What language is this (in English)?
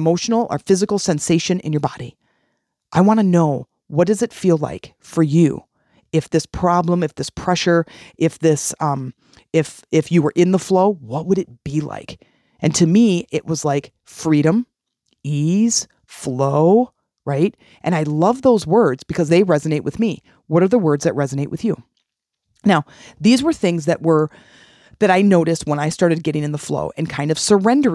English